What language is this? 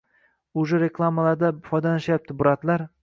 Uzbek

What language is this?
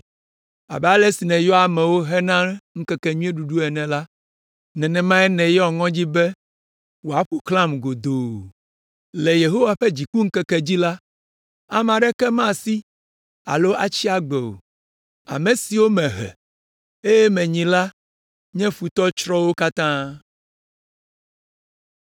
Ewe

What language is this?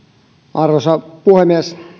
Finnish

